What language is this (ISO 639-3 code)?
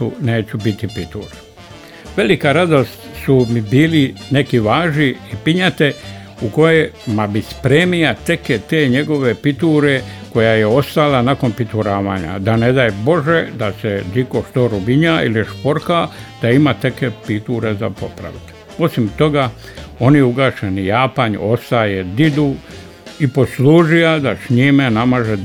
hrv